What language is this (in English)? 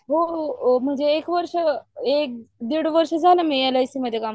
Marathi